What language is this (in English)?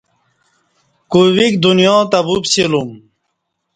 Kati